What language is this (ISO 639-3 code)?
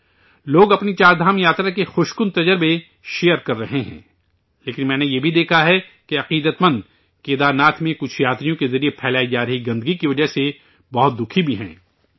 urd